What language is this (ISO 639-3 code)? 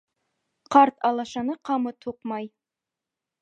bak